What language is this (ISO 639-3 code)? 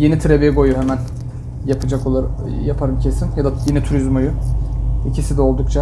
tur